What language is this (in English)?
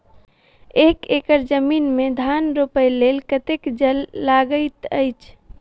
Maithili